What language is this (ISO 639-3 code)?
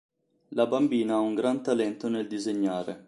ita